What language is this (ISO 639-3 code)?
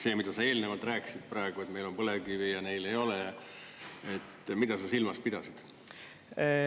est